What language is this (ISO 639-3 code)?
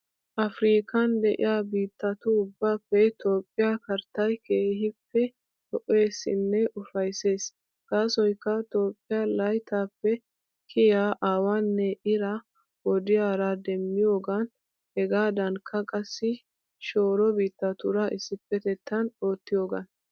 wal